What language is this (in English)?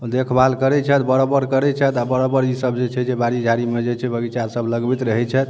Maithili